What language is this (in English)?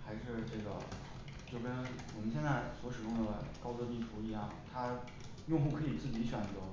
Chinese